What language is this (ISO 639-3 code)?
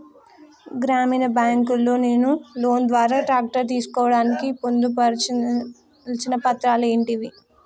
tel